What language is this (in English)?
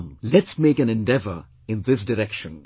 English